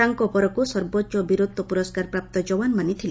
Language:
Odia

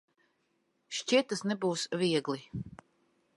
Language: Latvian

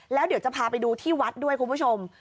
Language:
Thai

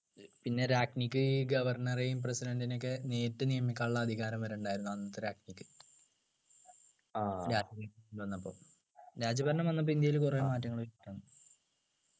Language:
Malayalam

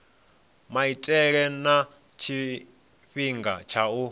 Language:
Venda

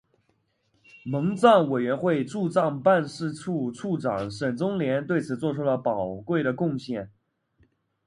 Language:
Chinese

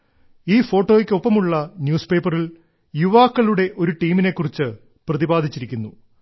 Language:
Malayalam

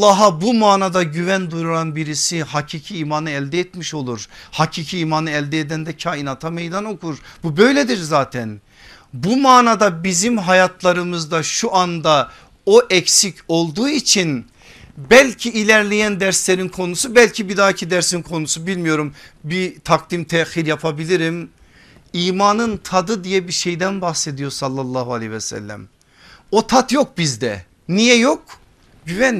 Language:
Turkish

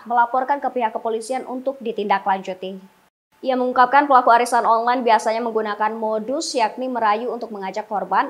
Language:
Indonesian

